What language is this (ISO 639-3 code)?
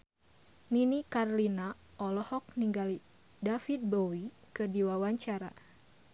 sun